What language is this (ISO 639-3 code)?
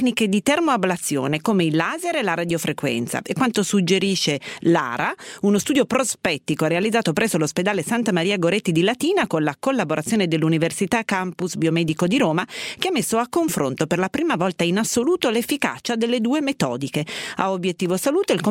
ita